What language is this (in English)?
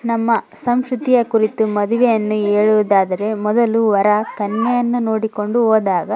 Kannada